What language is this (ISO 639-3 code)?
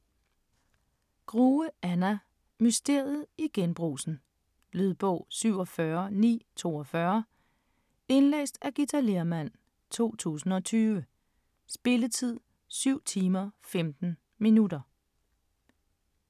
dan